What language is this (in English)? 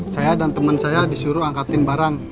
Indonesian